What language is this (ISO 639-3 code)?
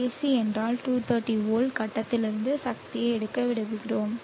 tam